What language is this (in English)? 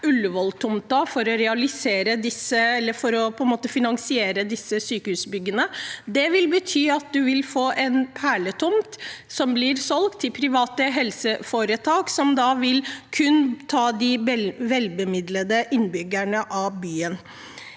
Norwegian